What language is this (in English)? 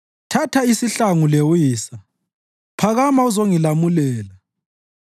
North Ndebele